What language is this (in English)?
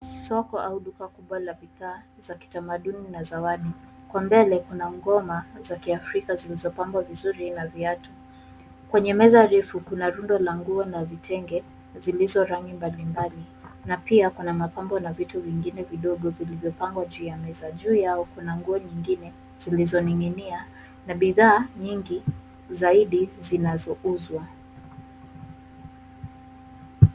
Swahili